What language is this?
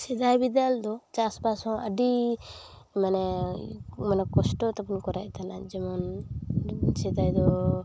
Santali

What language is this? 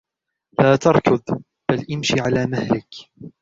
Arabic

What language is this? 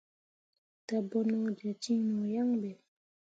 Mundang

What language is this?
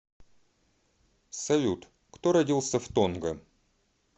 Russian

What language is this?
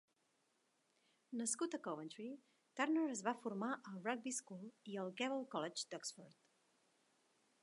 Catalan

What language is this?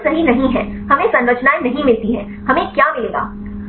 Hindi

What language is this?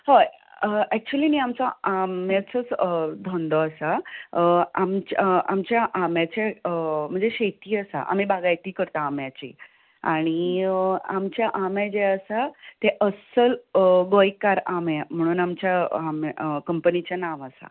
Konkani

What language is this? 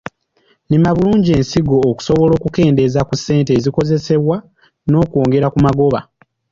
Ganda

